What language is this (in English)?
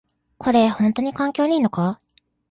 Japanese